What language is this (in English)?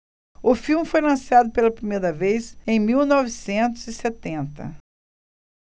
Portuguese